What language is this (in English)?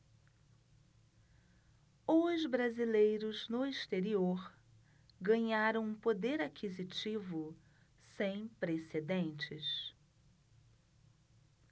Portuguese